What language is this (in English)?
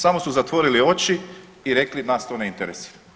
Croatian